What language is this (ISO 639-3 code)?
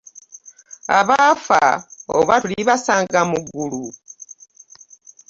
lug